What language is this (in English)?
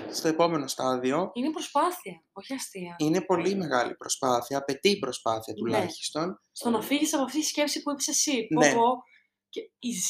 Greek